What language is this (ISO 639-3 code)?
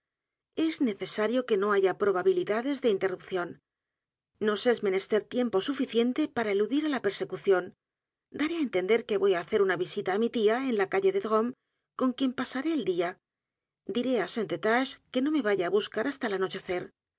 spa